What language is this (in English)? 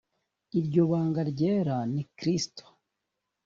Kinyarwanda